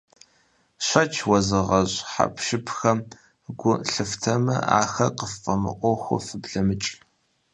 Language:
Kabardian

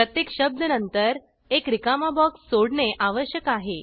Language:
Marathi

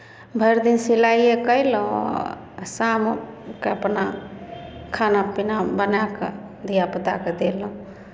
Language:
Maithili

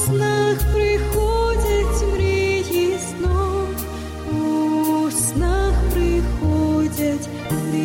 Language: Ukrainian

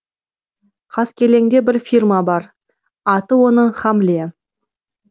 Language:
Kazakh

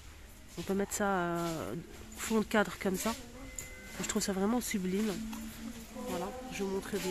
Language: French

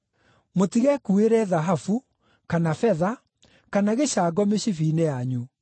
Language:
Kikuyu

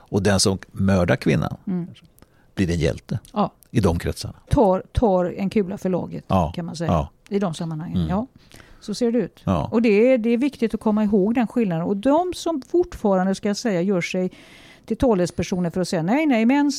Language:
Swedish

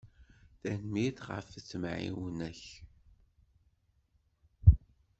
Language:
Kabyle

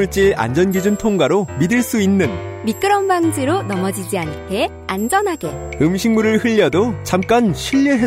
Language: Korean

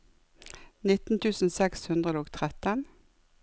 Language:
Norwegian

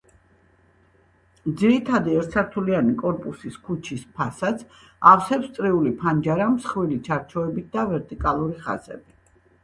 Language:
Georgian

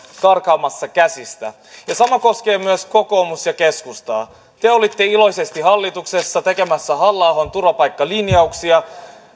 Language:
Finnish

